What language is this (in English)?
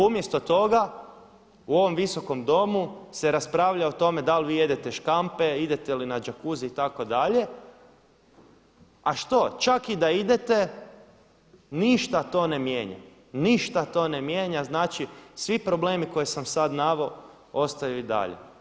Croatian